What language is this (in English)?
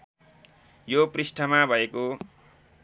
Nepali